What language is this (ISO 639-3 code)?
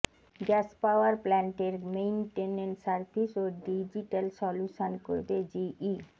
ben